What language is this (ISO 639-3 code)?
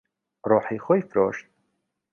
ckb